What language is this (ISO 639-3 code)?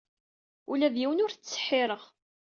kab